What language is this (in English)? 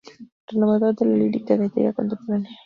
Spanish